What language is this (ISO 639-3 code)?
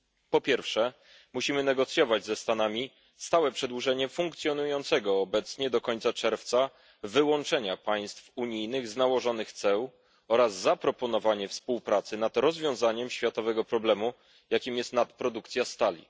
pol